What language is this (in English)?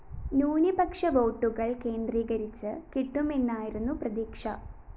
Malayalam